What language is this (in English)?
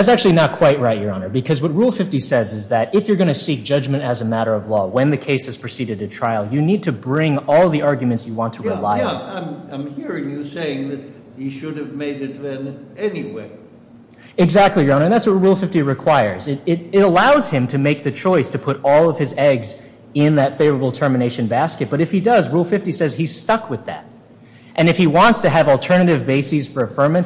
English